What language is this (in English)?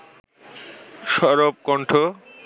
Bangla